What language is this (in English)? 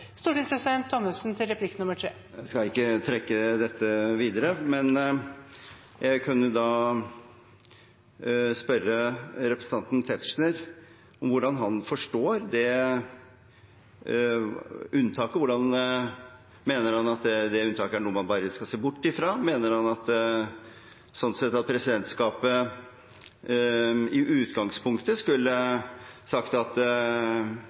Norwegian Bokmål